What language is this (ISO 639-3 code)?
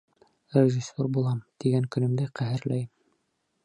bak